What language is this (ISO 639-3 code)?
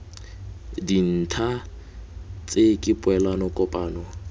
tsn